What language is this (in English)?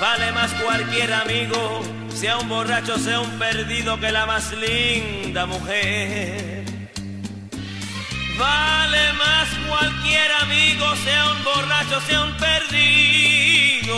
Spanish